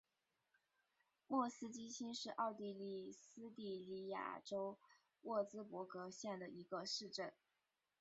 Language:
Chinese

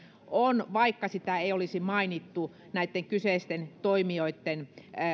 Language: Finnish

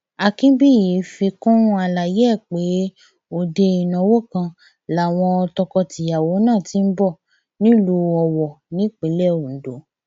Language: Yoruba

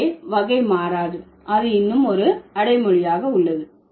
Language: Tamil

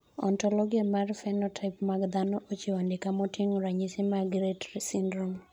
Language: Luo (Kenya and Tanzania)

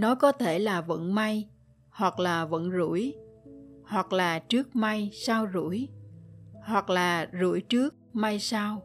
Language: Vietnamese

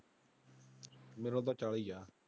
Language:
Punjabi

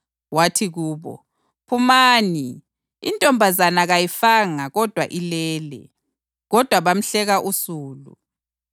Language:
North Ndebele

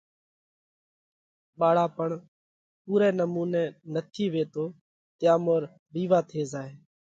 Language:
Parkari Koli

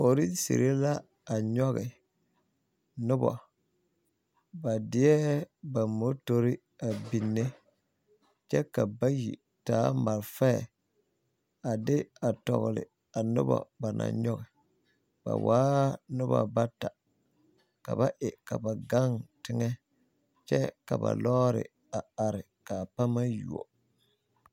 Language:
Southern Dagaare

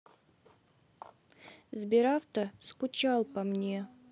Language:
Russian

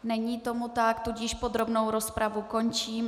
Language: Czech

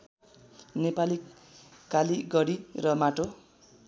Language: Nepali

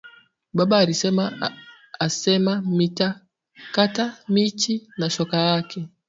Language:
Swahili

